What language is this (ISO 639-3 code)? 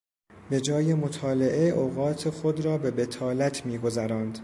fas